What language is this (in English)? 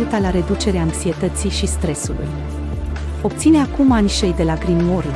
Romanian